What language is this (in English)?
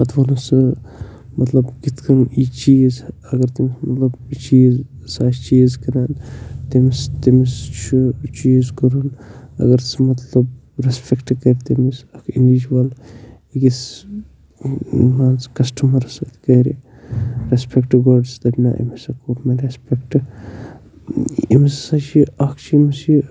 Kashmiri